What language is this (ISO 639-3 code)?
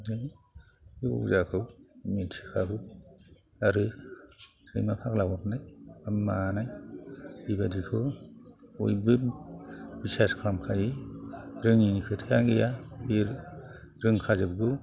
brx